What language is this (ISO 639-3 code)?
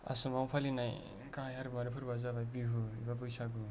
brx